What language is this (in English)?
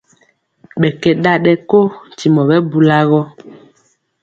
Mpiemo